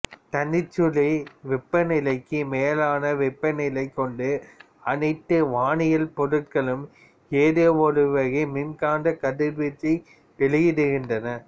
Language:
Tamil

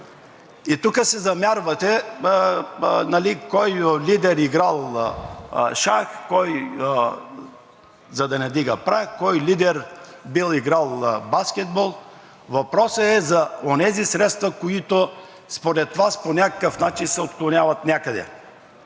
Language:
Bulgarian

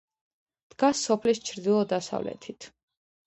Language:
Georgian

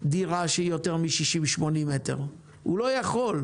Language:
Hebrew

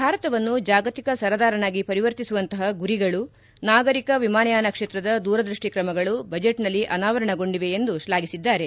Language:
Kannada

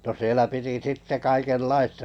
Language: Finnish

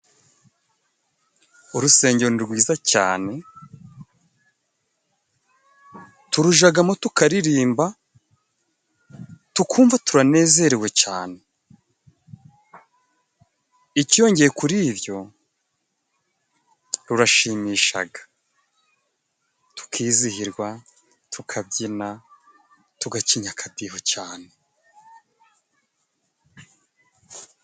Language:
Kinyarwanda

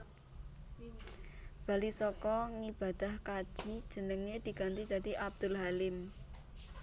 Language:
Javanese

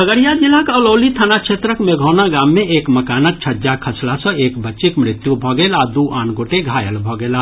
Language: Maithili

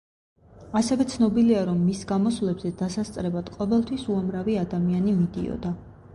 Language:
Georgian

